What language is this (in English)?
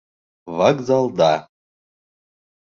Bashkir